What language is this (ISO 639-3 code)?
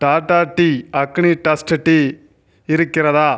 tam